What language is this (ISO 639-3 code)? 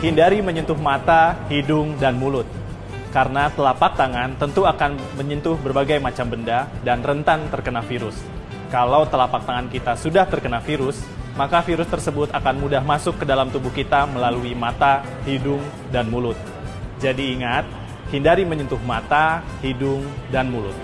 ind